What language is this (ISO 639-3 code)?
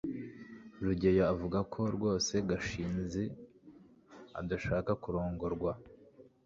kin